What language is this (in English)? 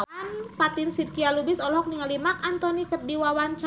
Sundanese